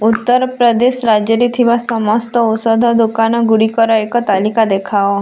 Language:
Odia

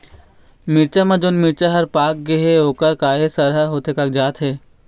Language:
Chhattisgarhi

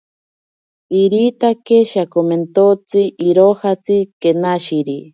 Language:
Ashéninka Perené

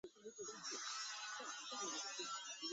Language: Chinese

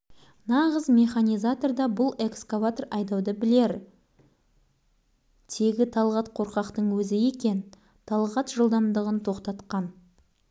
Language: Kazakh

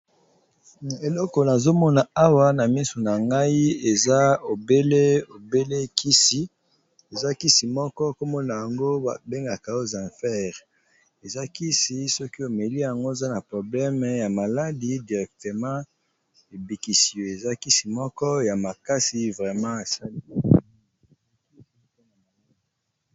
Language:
Lingala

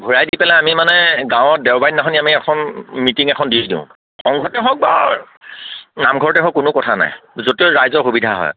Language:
Assamese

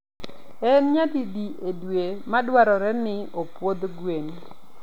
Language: Luo (Kenya and Tanzania)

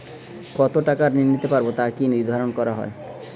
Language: Bangla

